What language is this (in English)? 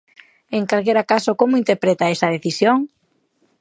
Galician